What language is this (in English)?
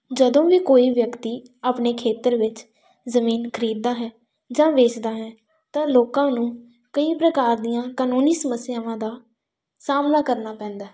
Punjabi